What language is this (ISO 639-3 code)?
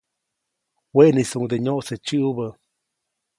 zoc